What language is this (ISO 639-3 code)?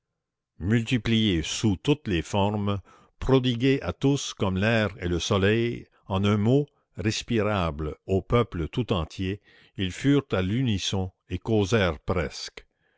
fra